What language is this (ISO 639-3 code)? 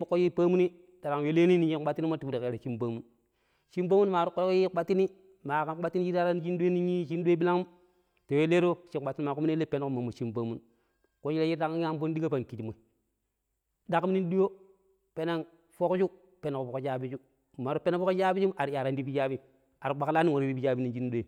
pip